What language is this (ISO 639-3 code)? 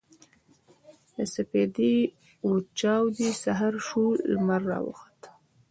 pus